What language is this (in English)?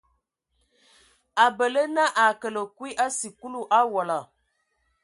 Ewondo